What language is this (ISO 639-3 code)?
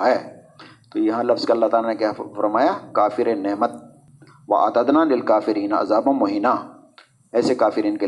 urd